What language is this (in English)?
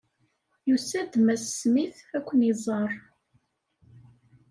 Kabyle